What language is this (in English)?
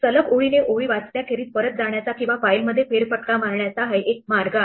Marathi